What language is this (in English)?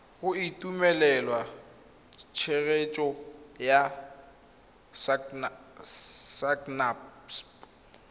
Tswana